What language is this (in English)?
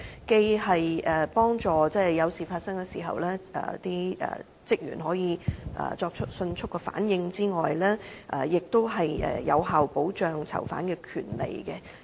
Cantonese